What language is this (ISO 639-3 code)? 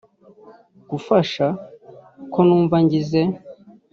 kin